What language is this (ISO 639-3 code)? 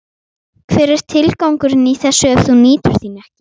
isl